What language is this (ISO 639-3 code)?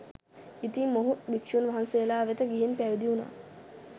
sin